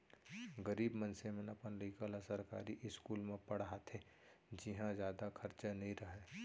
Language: Chhattisgarhi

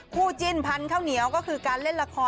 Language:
Thai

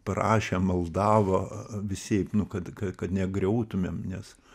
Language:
Lithuanian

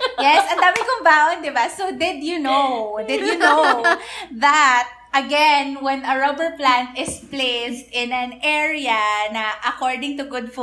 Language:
Filipino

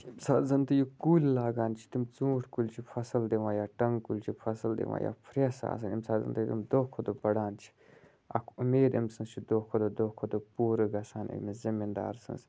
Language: Kashmiri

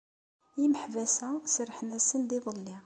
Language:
Kabyle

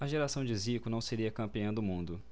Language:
Portuguese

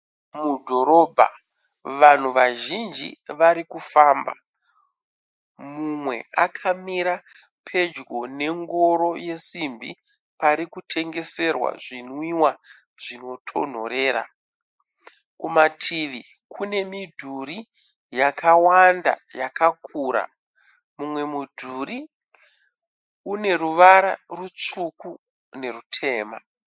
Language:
Shona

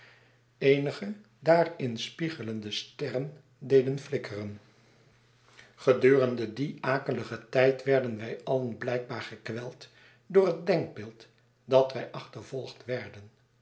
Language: Dutch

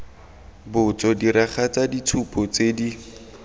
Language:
Tswana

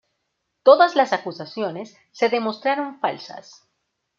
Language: Spanish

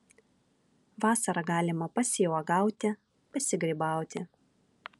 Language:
Lithuanian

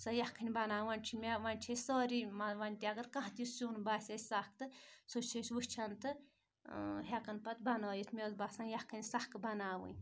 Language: Kashmiri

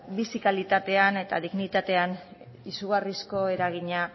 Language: Basque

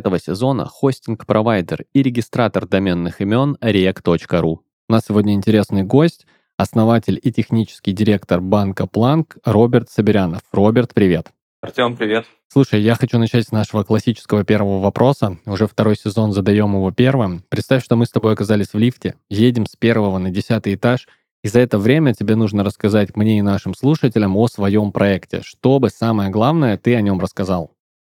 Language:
Russian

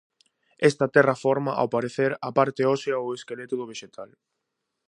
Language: Galician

